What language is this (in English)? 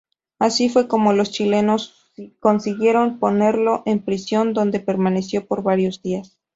Spanish